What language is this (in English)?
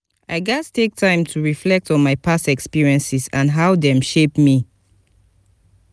Nigerian Pidgin